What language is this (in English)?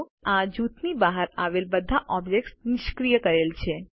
Gujarati